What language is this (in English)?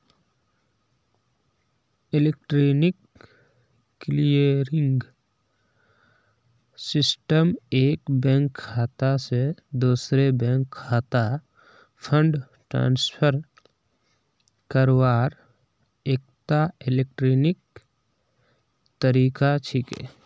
Magahi